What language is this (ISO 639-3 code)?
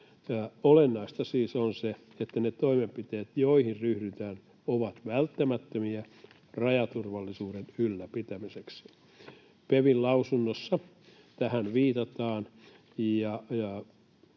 fin